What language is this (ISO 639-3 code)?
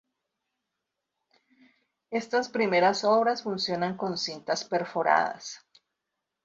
spa